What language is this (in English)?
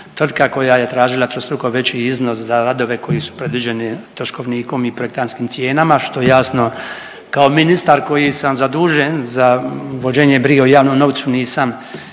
Croatian